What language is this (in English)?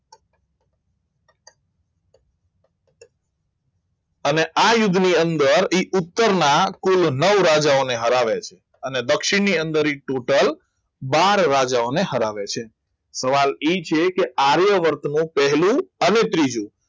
Gujarati